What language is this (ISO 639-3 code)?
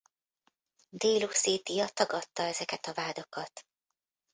hun